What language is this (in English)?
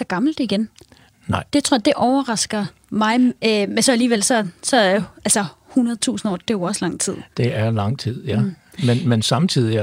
Danish